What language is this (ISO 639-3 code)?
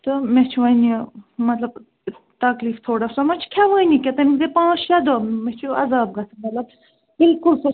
kas